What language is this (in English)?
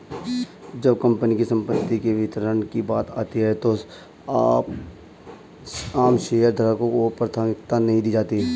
Hindi